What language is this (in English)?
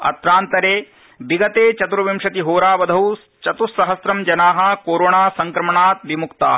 Sanskrit